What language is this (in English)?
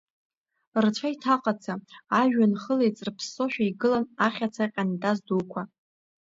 Abkhazian